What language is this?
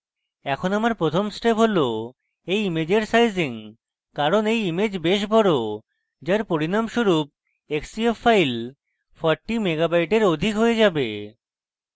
Bangla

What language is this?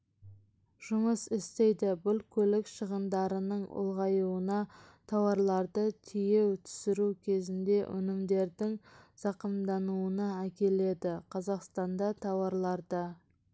Kazakh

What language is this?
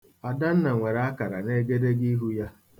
Igbo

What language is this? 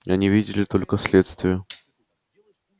Russian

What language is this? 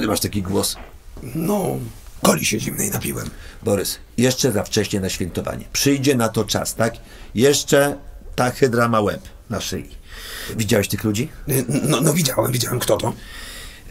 Polish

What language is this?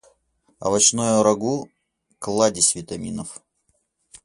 Russian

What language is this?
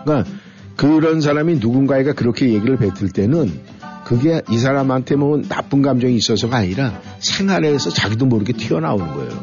Korean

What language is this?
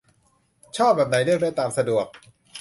Thai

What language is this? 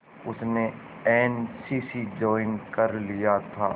Hindi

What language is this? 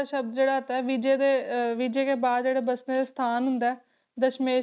Punjabi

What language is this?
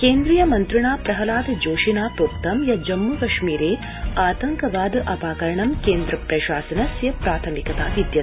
Sanskrit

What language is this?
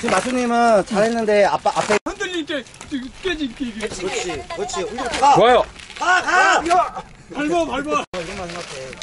Korean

